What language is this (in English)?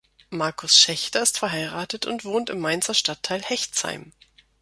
German